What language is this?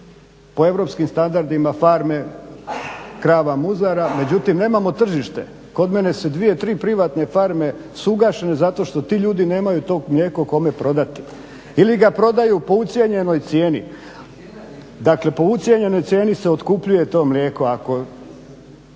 Croatian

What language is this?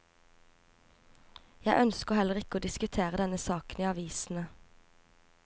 Norwegian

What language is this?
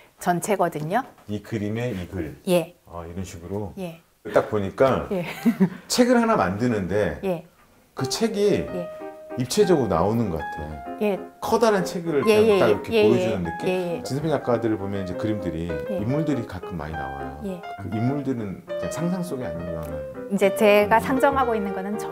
Korean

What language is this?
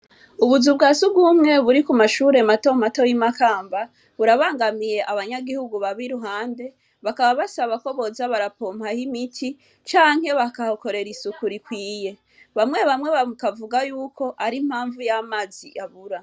Rundi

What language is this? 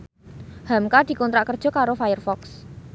Javanese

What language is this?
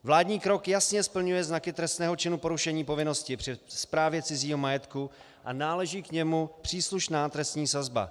Czech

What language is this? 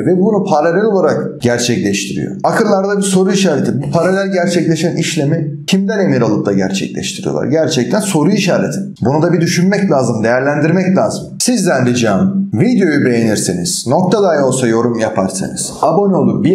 Turkish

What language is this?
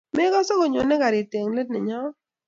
Kalenjin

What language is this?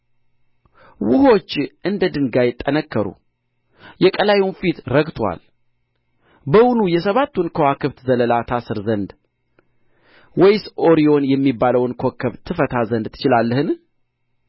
Amharic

